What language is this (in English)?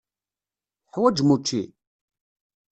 Kabyle